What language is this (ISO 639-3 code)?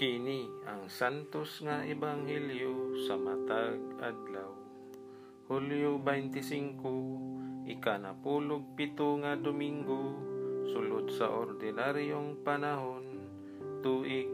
fil